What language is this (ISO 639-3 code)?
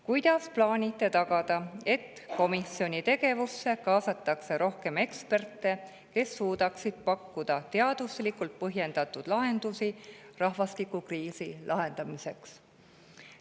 est